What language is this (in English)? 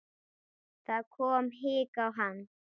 Icelandic